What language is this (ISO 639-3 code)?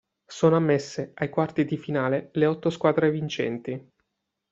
ita